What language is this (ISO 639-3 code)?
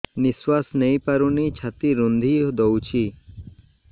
ori